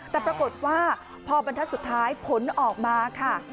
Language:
Thai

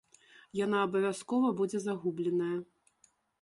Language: Belarusian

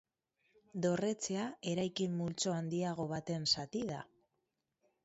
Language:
Basque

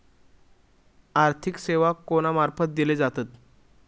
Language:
Marathi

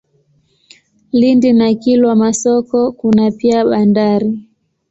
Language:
Swahili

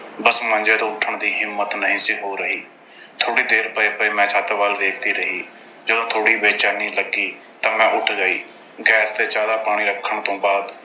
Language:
Punjabi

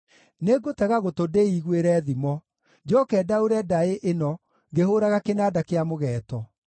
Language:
Kikuyu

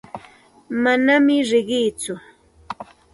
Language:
Santa Ana de Tusi Pasco Quechua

